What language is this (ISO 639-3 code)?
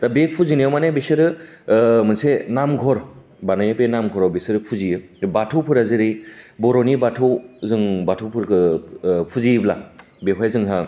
brx